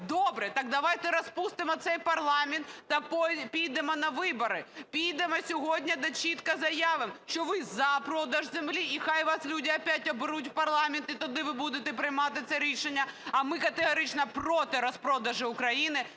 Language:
Ukrainian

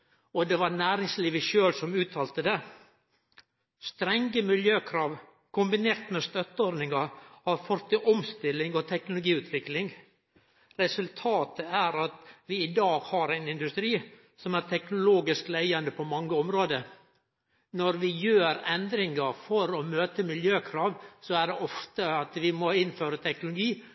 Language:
Norwegian Nynorsk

